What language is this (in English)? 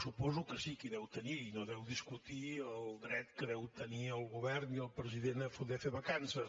Catalan